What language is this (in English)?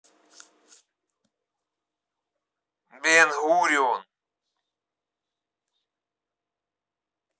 Russian